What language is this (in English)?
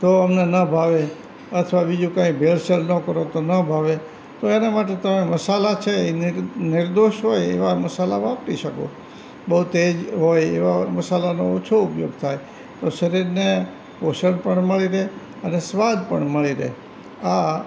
Gujarati